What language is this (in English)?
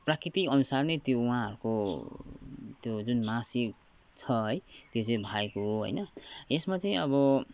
Nepali